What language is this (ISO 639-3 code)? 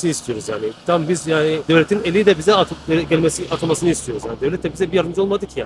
tur